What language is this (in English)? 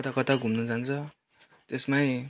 Nepali